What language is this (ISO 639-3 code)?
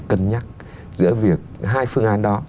vie